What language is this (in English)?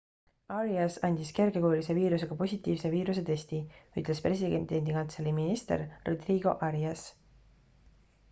Estonian